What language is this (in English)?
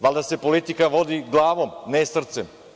Serbian